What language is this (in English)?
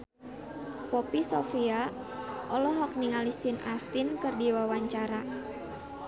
Sundanese